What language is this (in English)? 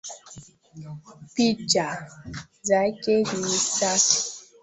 Swahili